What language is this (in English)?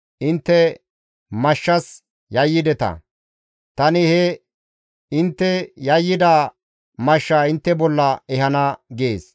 Gamo